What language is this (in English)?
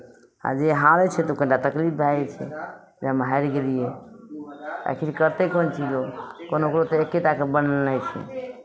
Maithili